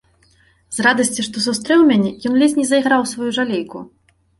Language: Belarusian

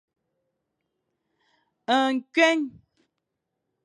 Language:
Fang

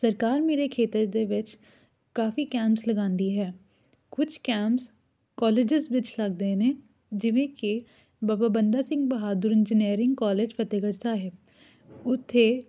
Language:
Punjabi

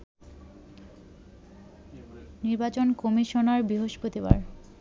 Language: Bangla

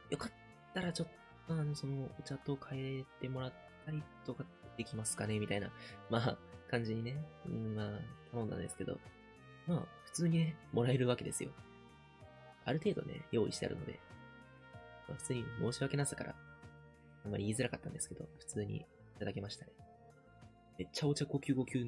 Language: Japanese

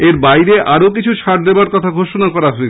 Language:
Bangla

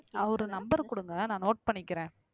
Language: Tamil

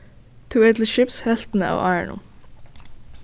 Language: Faroese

